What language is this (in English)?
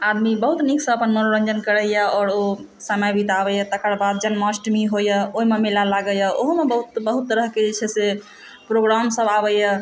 Maithili